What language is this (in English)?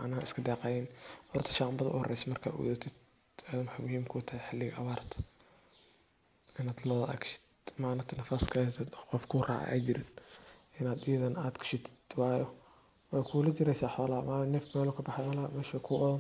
Somali